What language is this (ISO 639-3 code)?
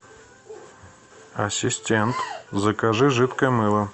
rus